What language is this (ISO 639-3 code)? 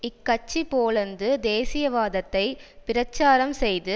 tam